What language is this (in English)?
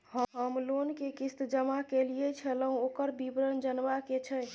Maithili